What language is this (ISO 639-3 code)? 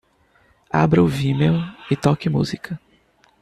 por